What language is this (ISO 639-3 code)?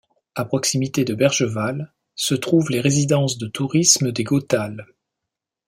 fra